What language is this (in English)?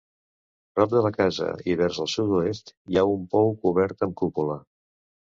Catalan